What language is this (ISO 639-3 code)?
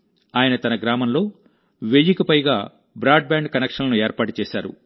tel